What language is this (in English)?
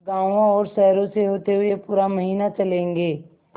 Hindi